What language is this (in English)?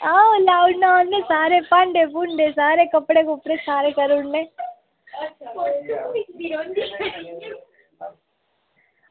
Dogri